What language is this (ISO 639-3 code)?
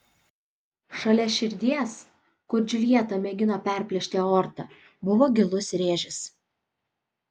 lit